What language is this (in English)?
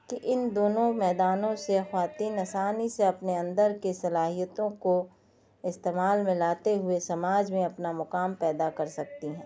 Urdu